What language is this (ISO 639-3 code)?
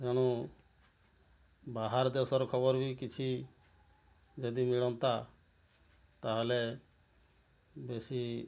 ori